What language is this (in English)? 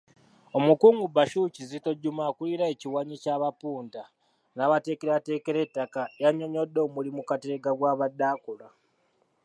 Ganda